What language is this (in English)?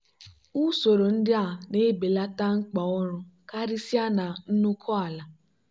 Igbo